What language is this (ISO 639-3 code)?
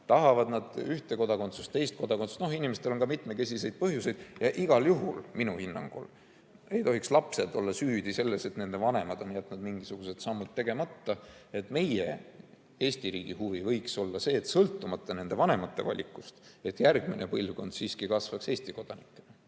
est